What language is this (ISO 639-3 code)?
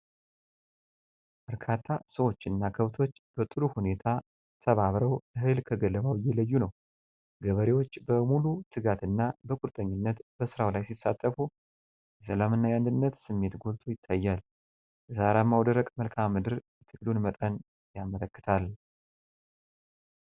amh